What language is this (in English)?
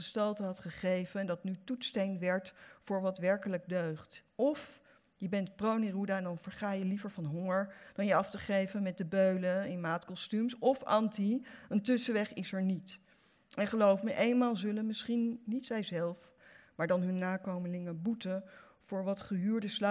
Dutch